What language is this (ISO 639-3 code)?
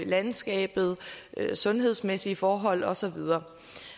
dan